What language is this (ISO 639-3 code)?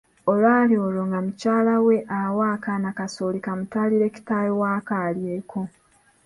lug